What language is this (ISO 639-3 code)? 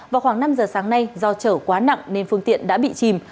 vie